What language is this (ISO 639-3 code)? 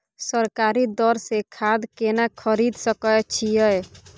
mai